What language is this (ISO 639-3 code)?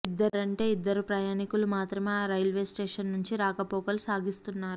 tel